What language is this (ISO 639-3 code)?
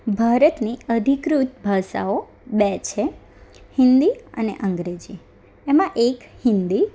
guj